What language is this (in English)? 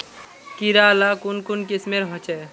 Magahi